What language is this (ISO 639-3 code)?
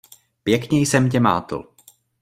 ces